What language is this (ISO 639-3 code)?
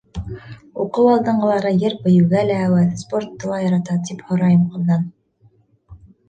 bak